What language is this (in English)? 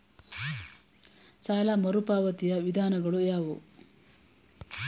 Kannada